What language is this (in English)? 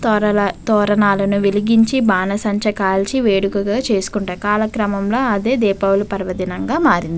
Telugu